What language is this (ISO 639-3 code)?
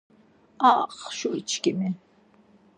lzz